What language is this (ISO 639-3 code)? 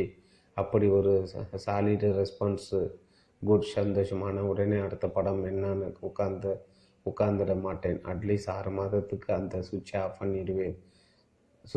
tam